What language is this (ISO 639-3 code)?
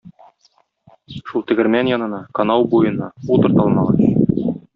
tat